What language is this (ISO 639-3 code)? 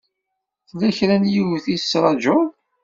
kab